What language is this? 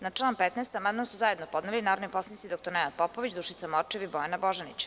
Serbian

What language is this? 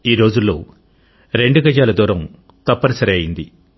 Telugu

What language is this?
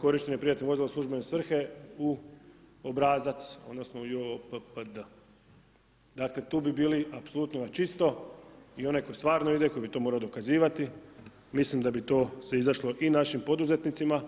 Croatian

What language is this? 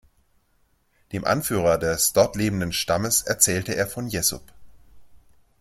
German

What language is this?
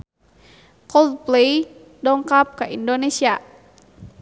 Sundanese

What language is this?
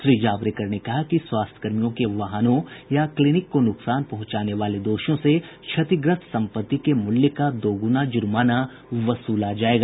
Hindi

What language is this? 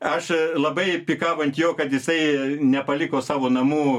Lithuanian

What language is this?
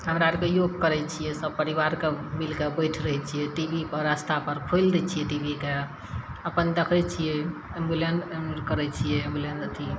Maithili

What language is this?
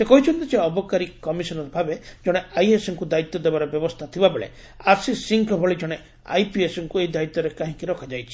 Odia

